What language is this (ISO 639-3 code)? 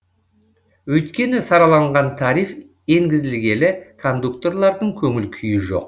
kaz